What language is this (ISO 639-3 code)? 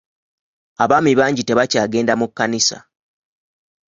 lug